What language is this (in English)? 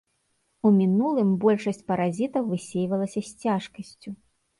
Belarusian